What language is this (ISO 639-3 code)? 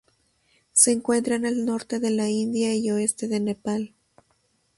spa